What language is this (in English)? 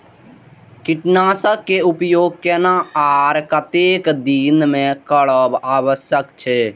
Maithili